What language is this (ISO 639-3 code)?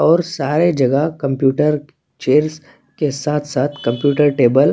hin